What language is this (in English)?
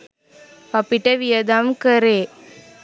Sinhala